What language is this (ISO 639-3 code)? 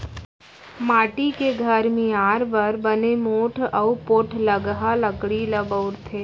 hne